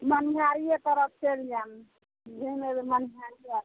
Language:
Maithili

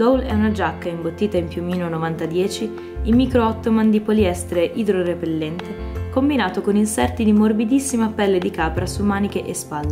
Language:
Italian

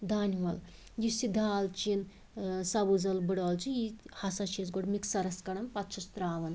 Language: Kashmiri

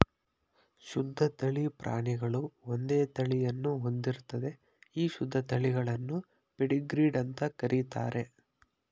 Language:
Kannada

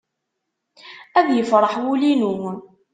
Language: Kabyle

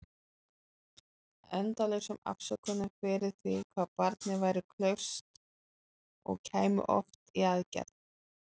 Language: Icelandic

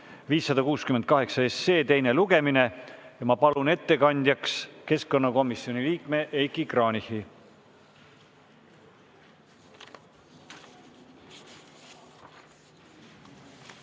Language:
Estonian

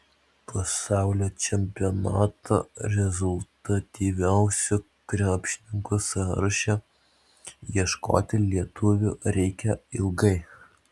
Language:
Lithuanian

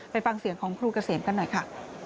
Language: Thai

